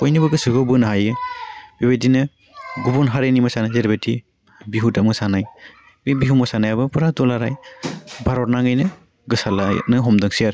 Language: Bodo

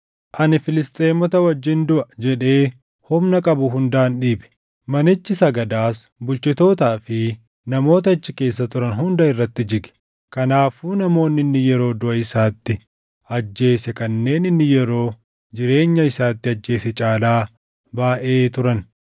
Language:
Oromo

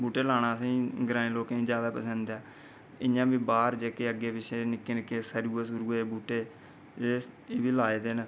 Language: Dogri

